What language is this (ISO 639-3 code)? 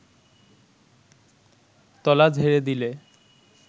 ben